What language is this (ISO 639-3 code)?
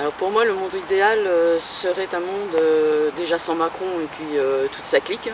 fra